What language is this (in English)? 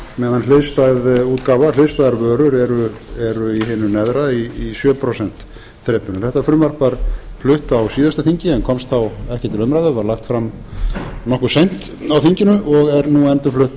Icelandic